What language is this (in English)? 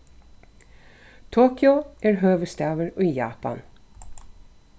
Faroese